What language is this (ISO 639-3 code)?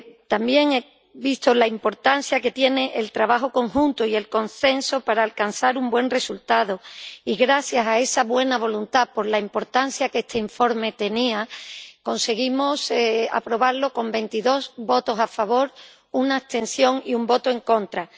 spa